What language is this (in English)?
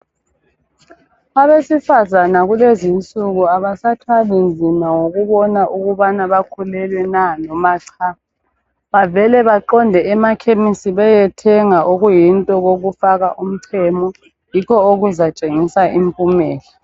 North Ndebele